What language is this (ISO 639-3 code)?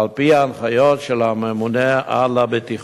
heb